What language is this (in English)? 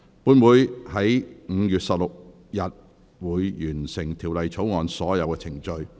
Cantonese